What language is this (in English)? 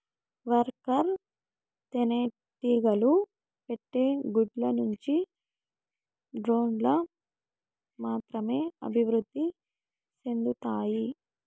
Telugu